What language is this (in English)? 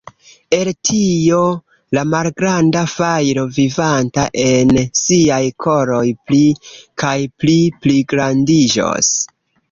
Esperanto